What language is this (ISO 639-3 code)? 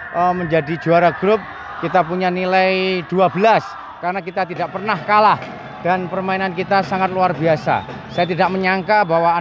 ind